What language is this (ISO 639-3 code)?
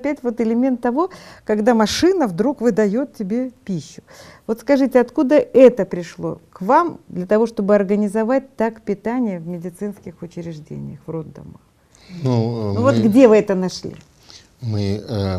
rus